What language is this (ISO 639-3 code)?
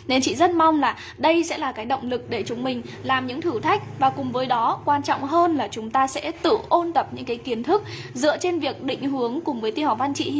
vie